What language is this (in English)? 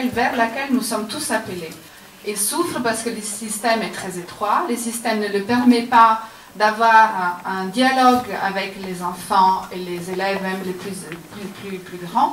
French